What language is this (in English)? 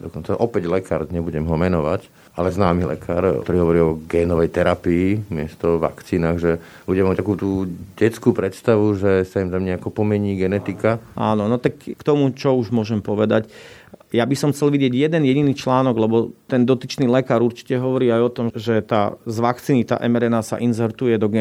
Slovak